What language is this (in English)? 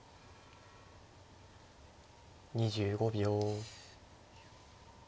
Japanese